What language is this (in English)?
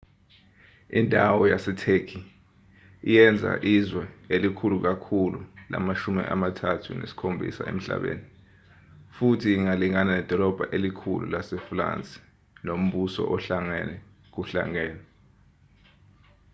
Zulu